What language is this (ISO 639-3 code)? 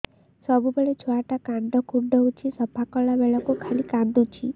ori